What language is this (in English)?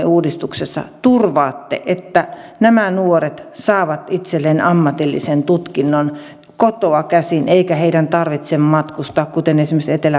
Finnish